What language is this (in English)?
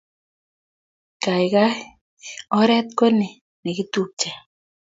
Kalenjin